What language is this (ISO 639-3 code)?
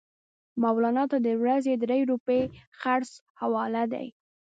pus